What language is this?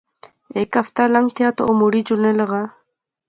Pahari-Potwari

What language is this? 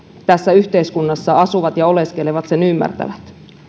Finnish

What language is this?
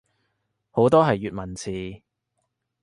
Cantonese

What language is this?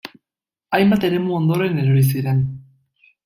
Basque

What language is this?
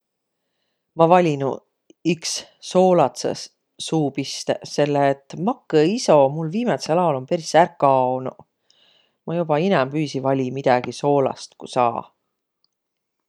Võro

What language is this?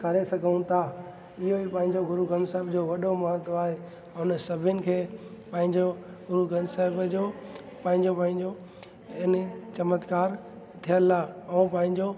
Sindhi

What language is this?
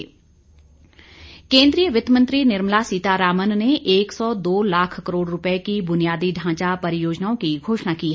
Hindi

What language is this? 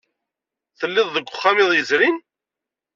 Kabyle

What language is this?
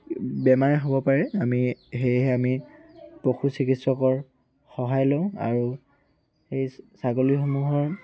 Assamese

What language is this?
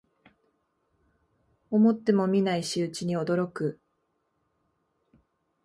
Japanese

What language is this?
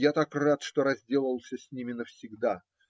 Russian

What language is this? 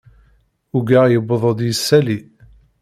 Kabyle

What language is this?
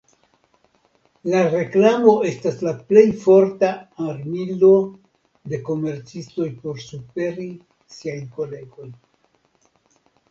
Esperanto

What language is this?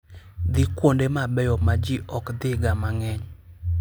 Luo (Kenya and Tanzania)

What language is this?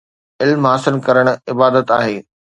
Sindhi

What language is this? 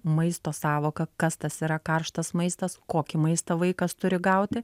Lithuanian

